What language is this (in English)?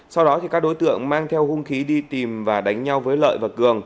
Vietnamese